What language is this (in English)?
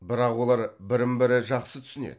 Kazakh